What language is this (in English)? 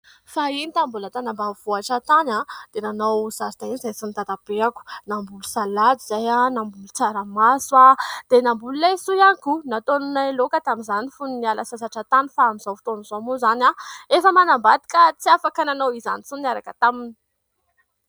Malagasy